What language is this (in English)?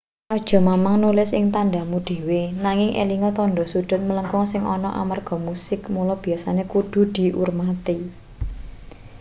Javanese